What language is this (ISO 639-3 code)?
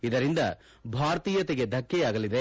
kan